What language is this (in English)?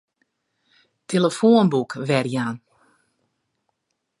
Western Frisian